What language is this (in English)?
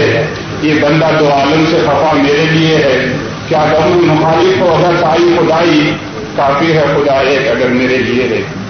Urdu